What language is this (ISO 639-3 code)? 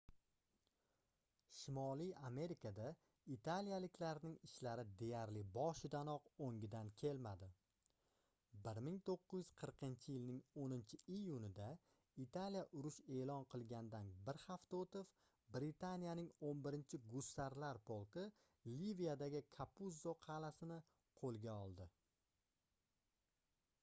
uzb